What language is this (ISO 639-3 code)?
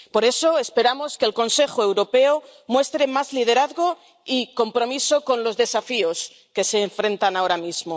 spa